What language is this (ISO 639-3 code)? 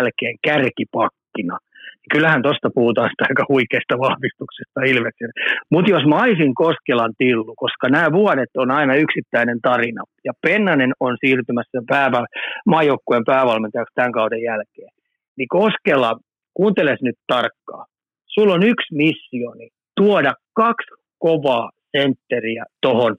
fin